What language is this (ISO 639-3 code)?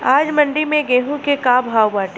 bho